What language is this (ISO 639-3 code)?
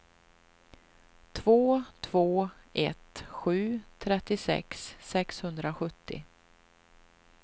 swe